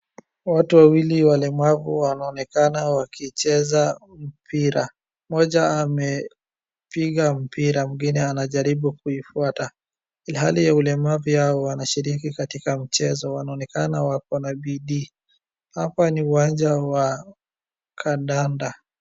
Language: Swahili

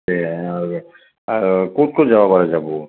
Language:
Assamese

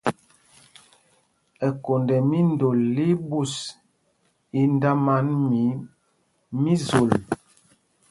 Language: Mpumpong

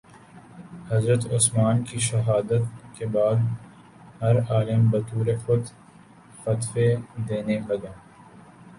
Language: Urdu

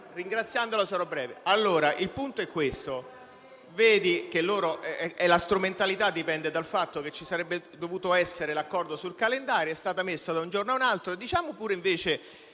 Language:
Italian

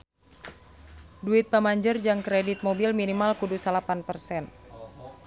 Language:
Sundanese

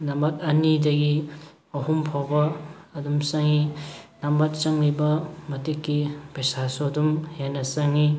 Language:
Manipuri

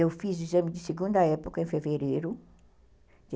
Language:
Portuguese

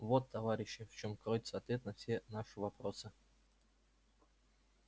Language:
Russian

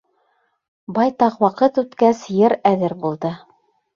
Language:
Bashkir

